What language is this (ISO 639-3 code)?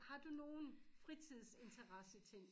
dan